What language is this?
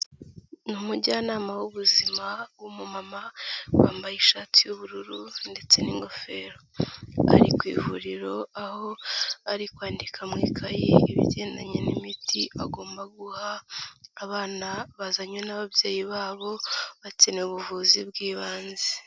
Kinyarwanda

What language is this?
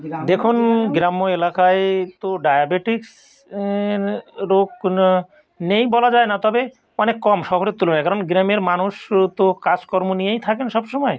Bangla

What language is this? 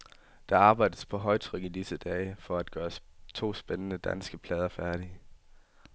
Danish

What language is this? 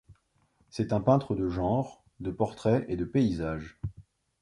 French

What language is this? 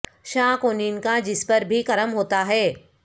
Urdu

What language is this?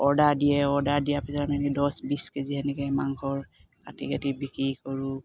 Assamese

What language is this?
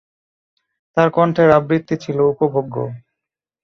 Bangla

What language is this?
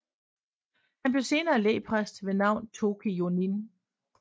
Danish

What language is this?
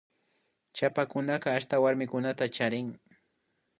Imbabura Highland Quichua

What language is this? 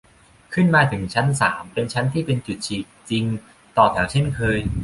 Thai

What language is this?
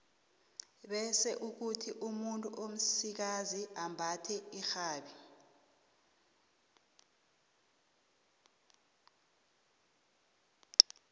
South Ndebele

